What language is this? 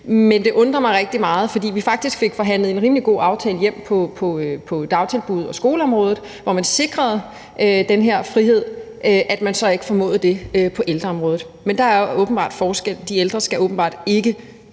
Danish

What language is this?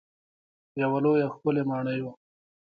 Pashto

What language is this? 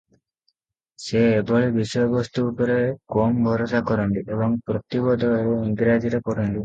Odia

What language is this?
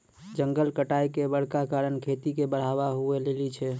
Maithili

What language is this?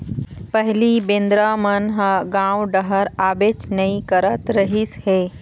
Chhattisgarhi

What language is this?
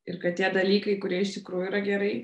Lithuanian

